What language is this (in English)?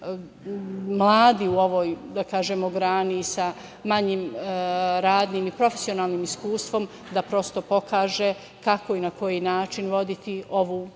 Serbian